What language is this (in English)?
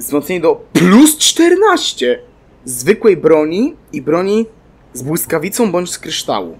Polish